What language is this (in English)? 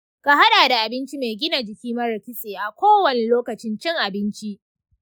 Hausa